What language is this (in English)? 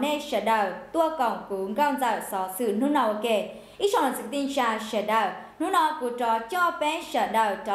Vietnamese